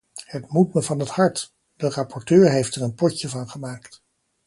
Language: Dutch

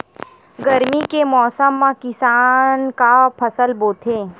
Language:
Chhattisgarhi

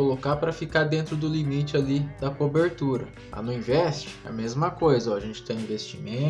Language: Portuguese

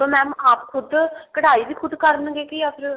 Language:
Punjabi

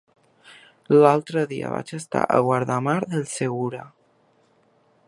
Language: Catalan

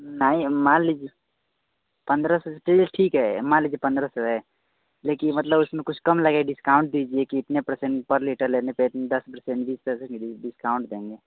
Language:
Hindi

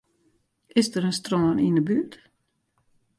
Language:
Western Frisian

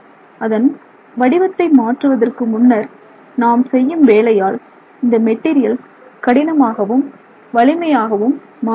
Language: Tamil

